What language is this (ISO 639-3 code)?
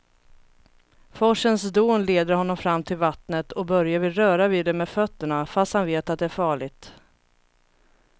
swe